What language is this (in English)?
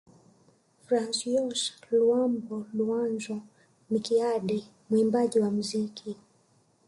Swahili